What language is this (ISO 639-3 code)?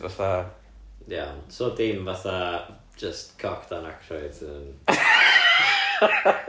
cym